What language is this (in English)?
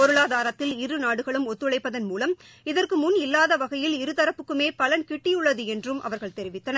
Tamil